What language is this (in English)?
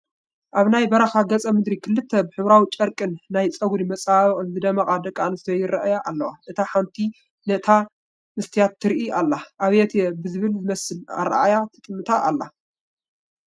Tigrinya